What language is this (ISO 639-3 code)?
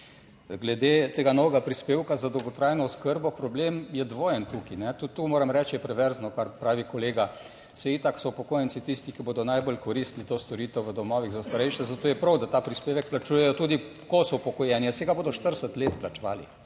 slv